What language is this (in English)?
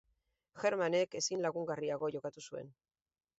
Basque